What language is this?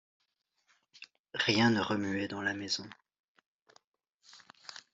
French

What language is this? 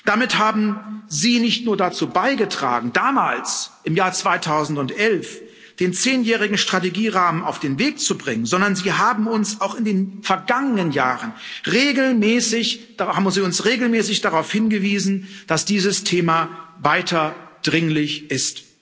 German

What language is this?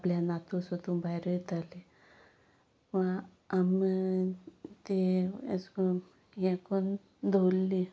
Konkani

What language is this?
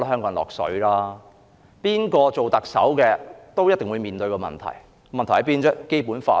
Cantonese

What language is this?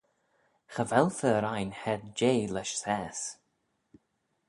Manx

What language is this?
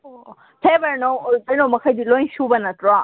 Manipuri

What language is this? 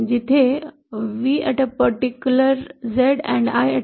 Marathi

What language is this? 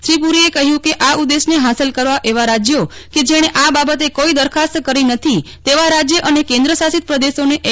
Gujarati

